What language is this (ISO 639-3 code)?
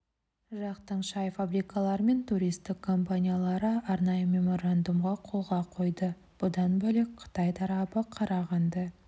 kaz